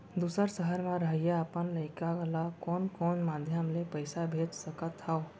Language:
Chhattisgarhi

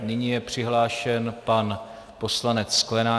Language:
Czech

